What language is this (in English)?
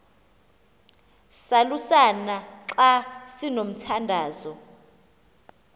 Xhosa